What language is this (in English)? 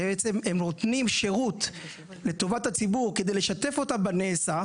Hebrew